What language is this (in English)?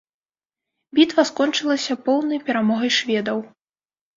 Belarusian